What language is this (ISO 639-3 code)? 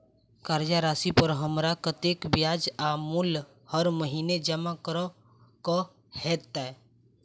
mai